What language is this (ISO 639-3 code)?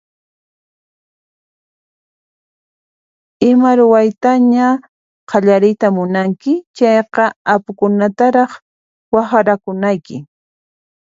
qxp